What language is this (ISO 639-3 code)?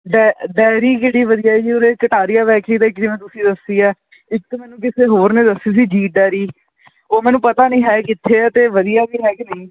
pan